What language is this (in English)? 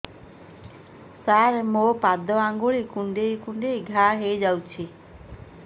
Odia